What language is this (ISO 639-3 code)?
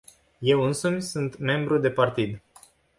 ron